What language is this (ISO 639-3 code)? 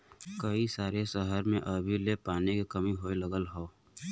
bho